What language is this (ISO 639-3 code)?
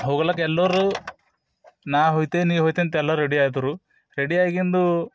kan